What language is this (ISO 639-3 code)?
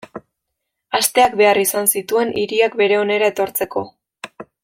eus